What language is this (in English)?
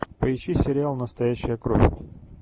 Russian